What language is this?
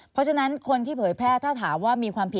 Thai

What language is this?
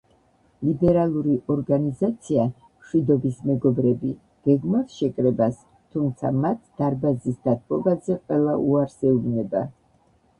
Georgian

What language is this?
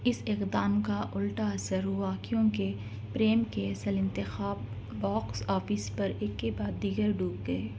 Urdu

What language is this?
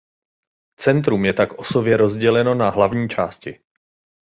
Czech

